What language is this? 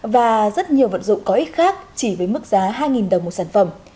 Vietnamese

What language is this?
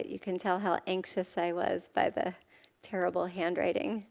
English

